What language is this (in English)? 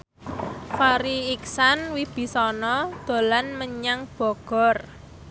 Javanese